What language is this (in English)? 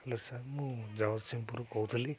Odia